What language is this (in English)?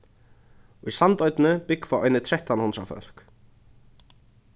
Faroese